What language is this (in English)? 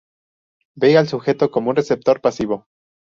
Spanish